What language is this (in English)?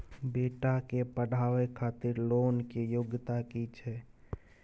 Maithili